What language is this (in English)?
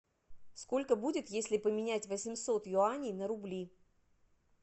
Russian